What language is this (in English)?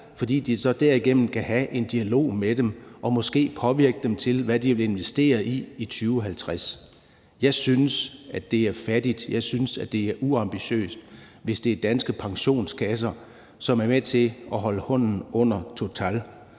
Danish